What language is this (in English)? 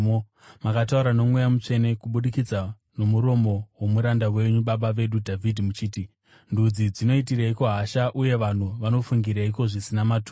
Shona